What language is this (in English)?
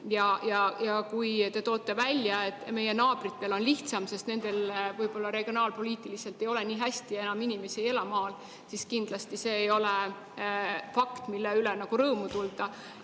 Estonian